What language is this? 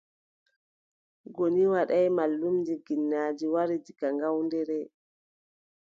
Adamawa Fulfulde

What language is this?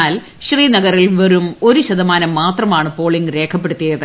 Malayalam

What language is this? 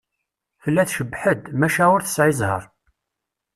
Kabyle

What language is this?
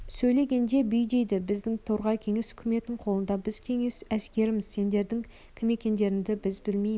Kazakh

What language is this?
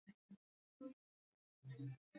Swahili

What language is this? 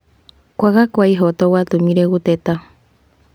Kikuyu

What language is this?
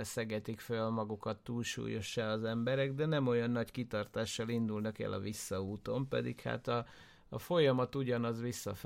Hungarian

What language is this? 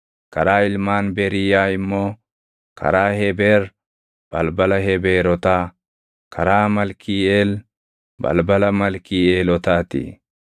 Oromo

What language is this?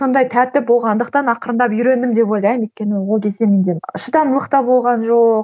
Kazakh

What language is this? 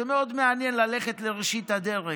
Hebrew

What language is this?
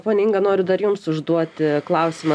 Lithuanian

